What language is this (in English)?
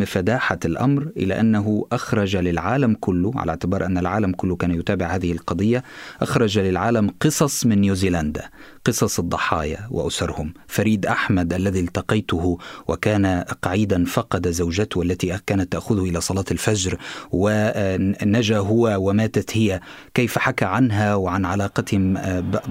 Arabic